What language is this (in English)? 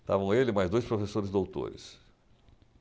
Portuguese